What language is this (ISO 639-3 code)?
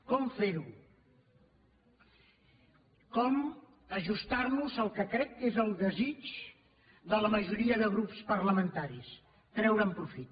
cat